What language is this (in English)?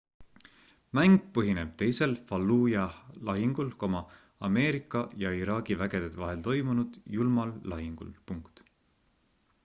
Estonian